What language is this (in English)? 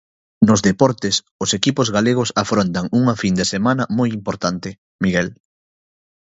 Galician